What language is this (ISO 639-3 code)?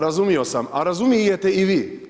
hrv